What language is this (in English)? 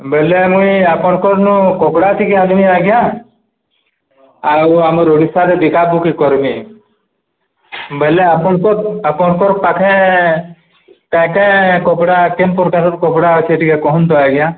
Odia